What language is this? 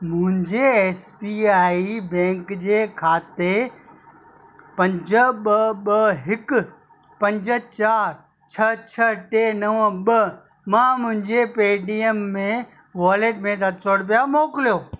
Sindhi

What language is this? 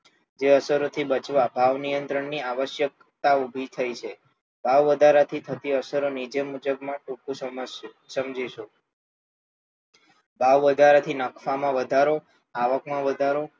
Gujarati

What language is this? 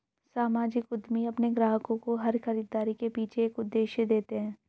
Hindi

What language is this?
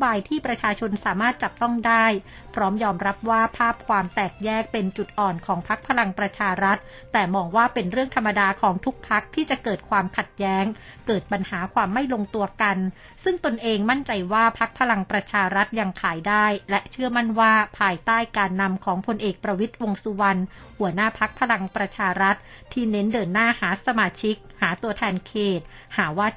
Thai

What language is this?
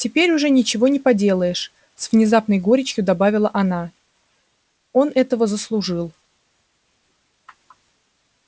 Russian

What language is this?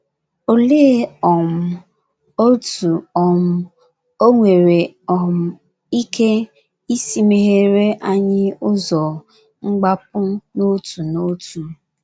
Igbo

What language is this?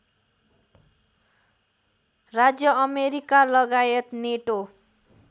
Nepali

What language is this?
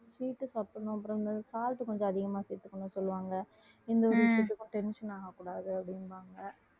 Tamil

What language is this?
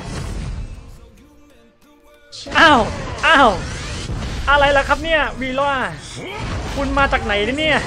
Thai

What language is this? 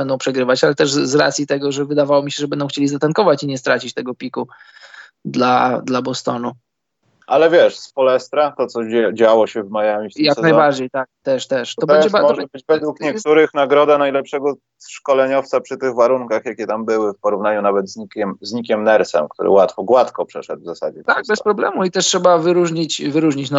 Polish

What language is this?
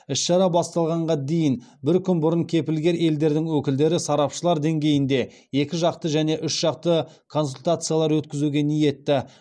Kazakh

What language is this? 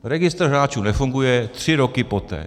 Czech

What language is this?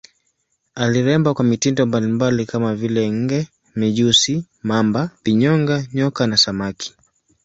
Swahili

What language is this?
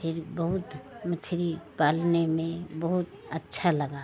Hindi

